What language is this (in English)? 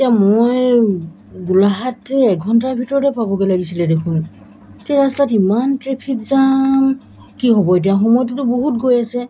Assamese